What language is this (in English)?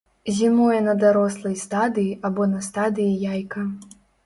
Belarusian